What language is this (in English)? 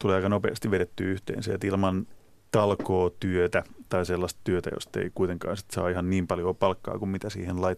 Finnish